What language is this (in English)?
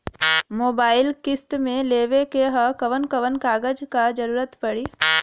Bhojpuri